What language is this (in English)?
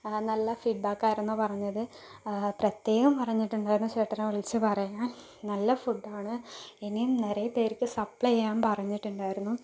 Malayalam